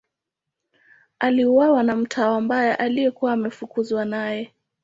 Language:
Swahili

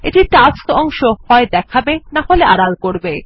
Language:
Bangla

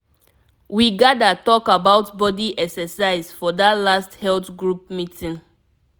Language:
Nigerian Pidgin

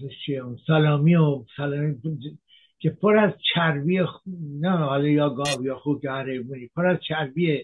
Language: Persian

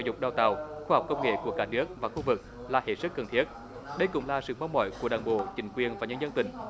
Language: Vietnamese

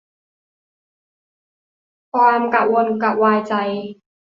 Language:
Thai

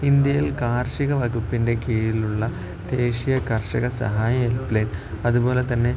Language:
Malayalam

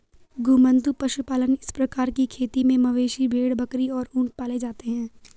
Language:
Hindi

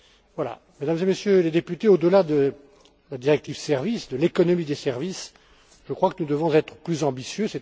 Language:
French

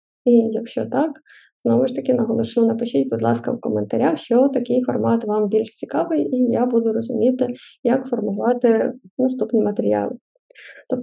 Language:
Ukrainian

